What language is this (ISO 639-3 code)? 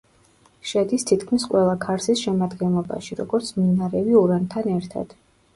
kat